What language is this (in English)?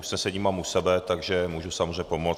Czech